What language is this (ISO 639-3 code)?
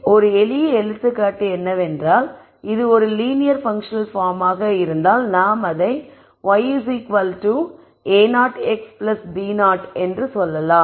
tam